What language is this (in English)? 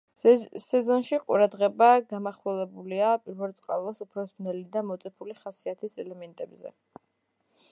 Georgian